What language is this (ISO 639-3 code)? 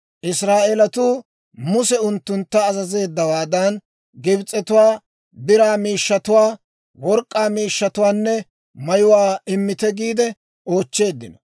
dwr